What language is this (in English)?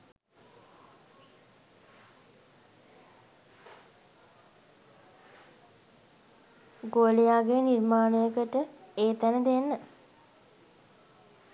Sinhala